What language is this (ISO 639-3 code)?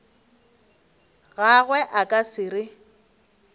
nso